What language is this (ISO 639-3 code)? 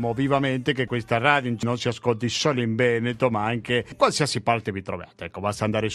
ita